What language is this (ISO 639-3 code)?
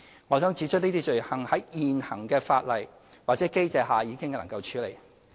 yue